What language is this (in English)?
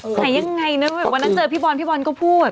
Thai